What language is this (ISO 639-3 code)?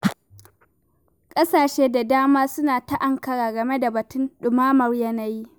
hau